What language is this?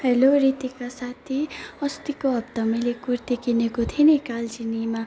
Nepali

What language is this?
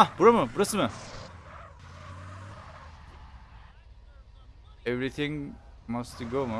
Turkish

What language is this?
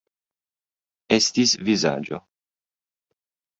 Esperanto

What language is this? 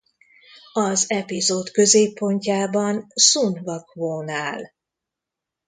Hungarian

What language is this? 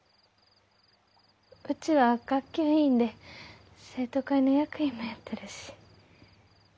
Japanese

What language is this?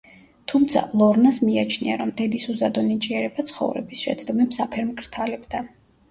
Georgian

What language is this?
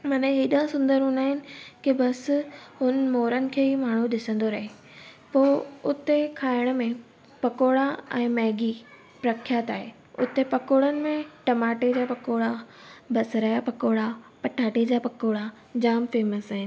Sindhi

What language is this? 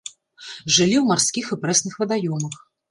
Belarusian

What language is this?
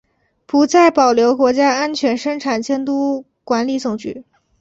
Chinese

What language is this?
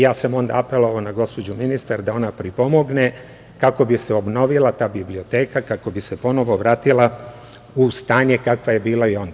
Serbian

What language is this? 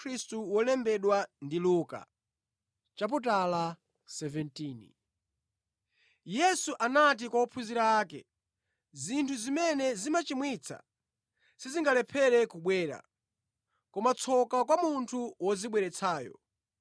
Nyanja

